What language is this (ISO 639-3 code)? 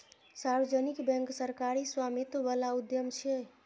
mai